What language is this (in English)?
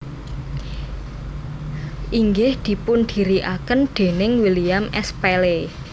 Javanese